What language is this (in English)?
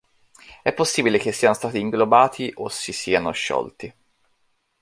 Italian